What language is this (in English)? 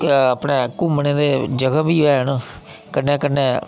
Dogri